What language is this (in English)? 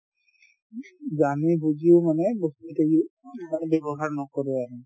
Assamese